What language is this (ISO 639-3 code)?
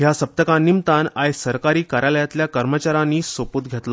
kok